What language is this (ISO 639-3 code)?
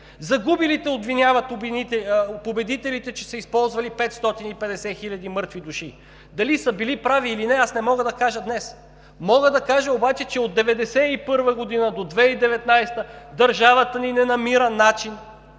bul